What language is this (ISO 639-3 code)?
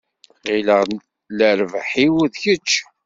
kab